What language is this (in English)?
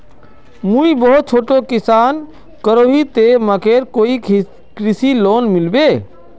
Magahi